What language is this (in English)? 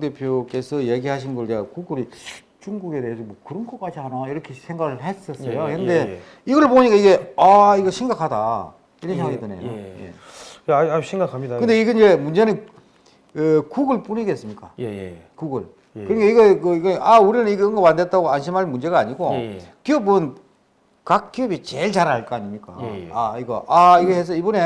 Korean